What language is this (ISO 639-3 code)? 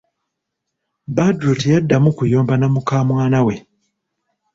lug